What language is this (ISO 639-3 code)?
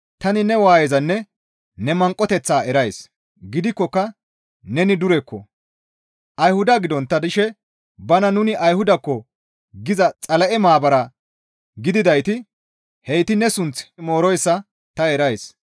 gmv